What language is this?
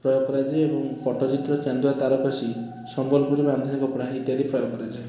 Odia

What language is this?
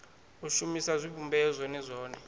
Venda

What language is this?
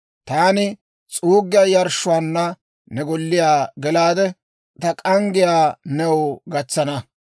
Dawro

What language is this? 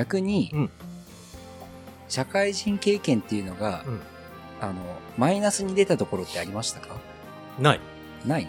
Japanese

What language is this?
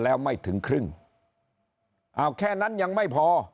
Thai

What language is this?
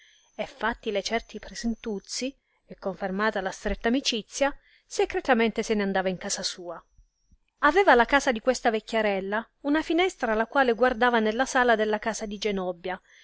Italian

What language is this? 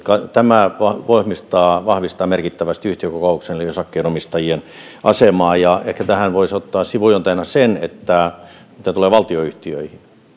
Finnish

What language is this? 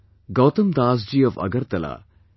English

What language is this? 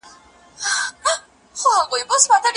Pashto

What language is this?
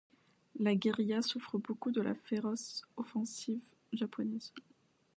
French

